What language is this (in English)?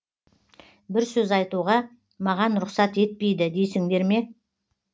Kazakh